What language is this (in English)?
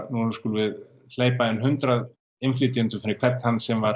Icelandic